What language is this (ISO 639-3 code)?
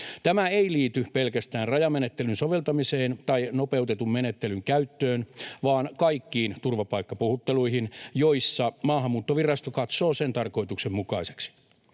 fin